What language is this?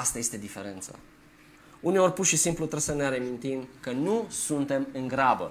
Romanian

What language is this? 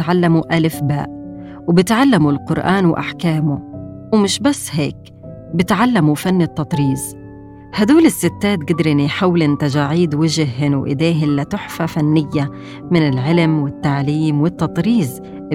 Arabic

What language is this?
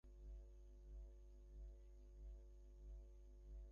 Bangla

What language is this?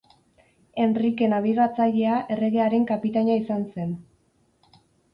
Basque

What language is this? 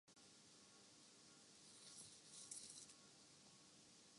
Urdu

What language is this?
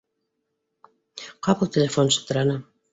Bashkir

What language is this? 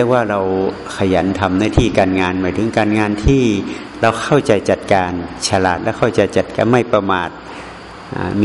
Thai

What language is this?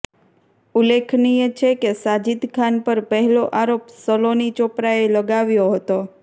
Gujarati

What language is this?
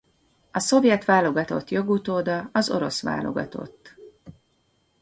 Hungarian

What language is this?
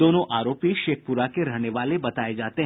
Hindi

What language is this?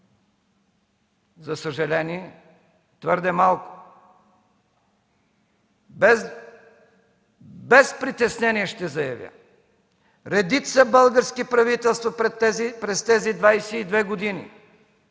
Bulgarian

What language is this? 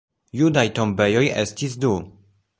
Esperanto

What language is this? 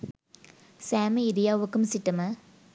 Sinhala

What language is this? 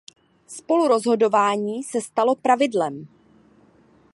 Czech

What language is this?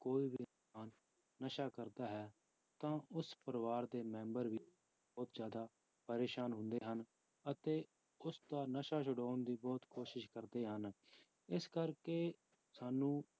Punjabi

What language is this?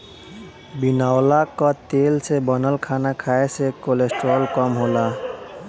Bhojpuri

